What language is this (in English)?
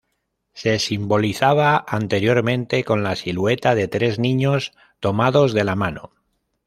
Spanish